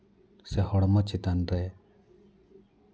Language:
Santali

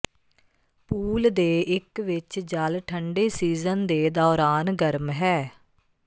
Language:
Punjabi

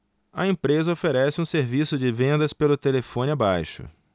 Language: Portuguese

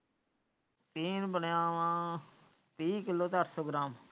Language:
Punjabi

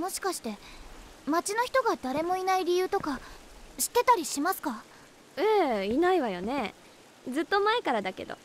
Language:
Japanese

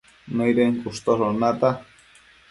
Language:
Matsés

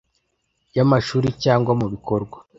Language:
Kinyarwanda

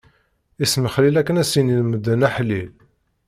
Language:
Kabyle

